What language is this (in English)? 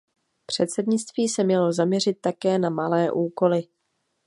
Czech